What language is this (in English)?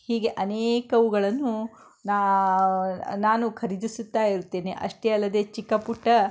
Kannada